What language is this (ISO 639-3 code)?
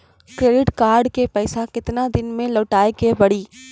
mai